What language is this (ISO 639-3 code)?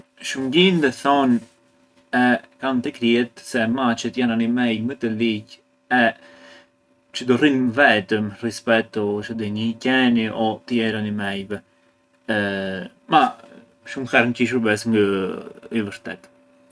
aae